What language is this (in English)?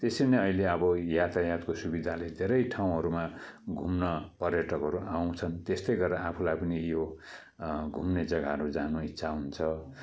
Nepali